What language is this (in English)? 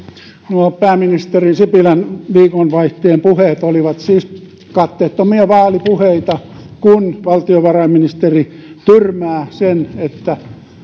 Finnish